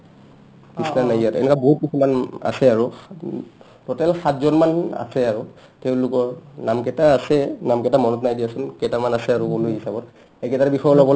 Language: Assamese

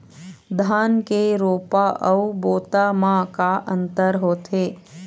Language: Chhattisgarhi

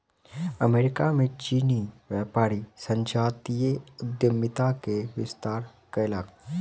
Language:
Maithili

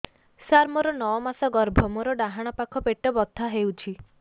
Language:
Odia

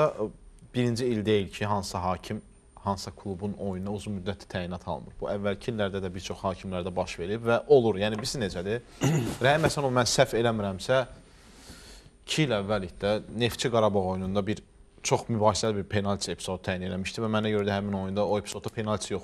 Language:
Turkish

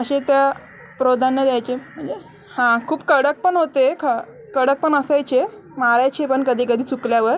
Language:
Marathi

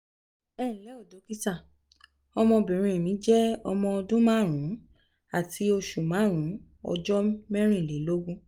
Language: Yoruba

